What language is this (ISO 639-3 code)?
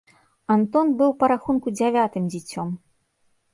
bel